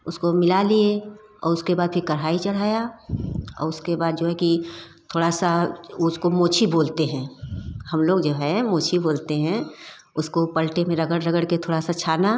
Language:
Hindi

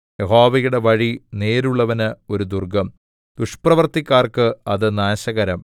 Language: Malayalam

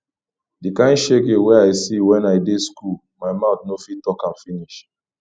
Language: Nigerian Pidgin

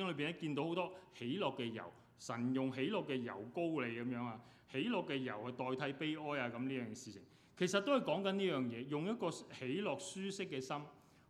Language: Chinese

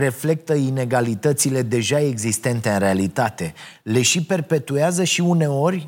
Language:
Romanian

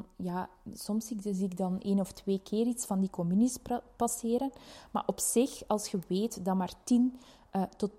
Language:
Dutch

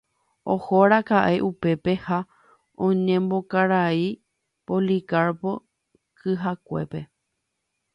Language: Guarani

